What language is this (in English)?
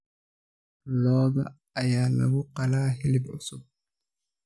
Somali